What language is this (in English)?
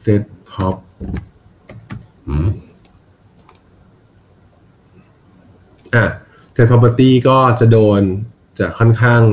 Thai